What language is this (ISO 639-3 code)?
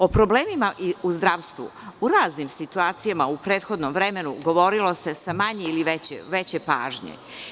srp